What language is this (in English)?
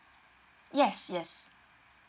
English